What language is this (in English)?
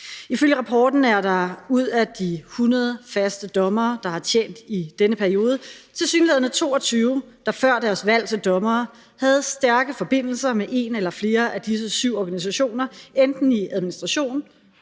Danish